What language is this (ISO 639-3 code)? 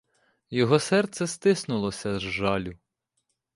ukr